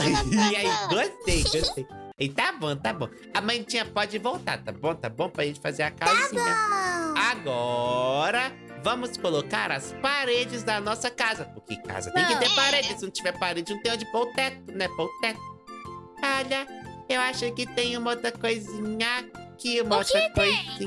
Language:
Portuguese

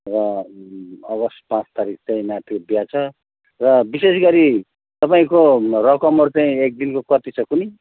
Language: Nepali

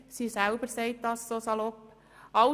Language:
Swiss German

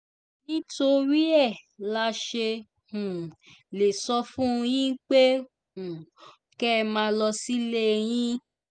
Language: Yoruba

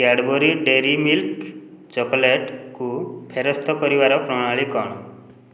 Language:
Odia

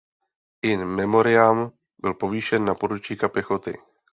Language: Czech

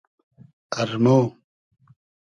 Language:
Hazaragi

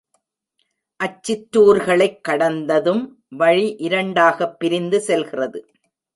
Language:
Tamil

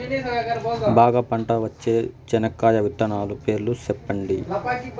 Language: Telugu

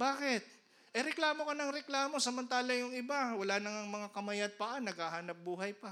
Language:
Filipino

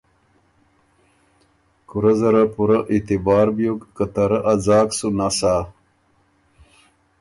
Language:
Ormuri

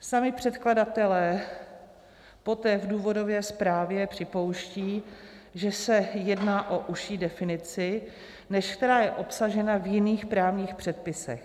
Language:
Czech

